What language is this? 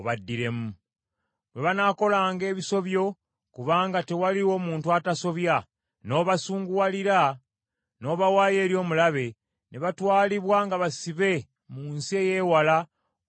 Ganda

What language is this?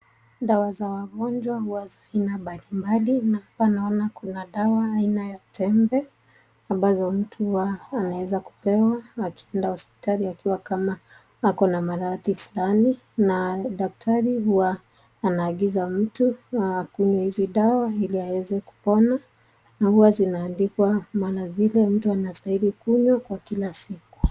Swahili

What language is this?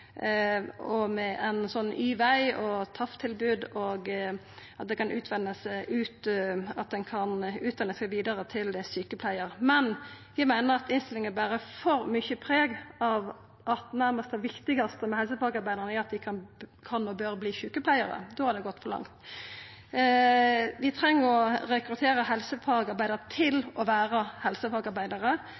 Norwegian Nynorsk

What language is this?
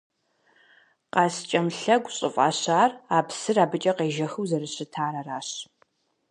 Kabardian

